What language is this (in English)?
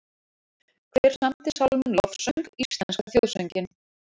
Icelandic